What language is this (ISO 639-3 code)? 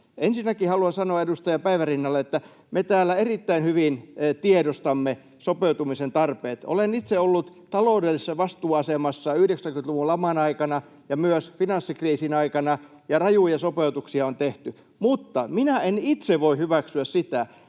fin